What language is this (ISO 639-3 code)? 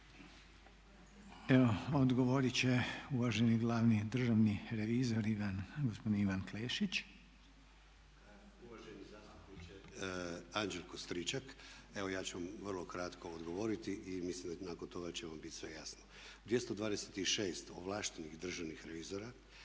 hrv